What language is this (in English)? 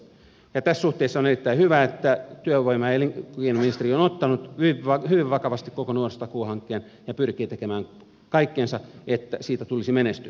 Finnish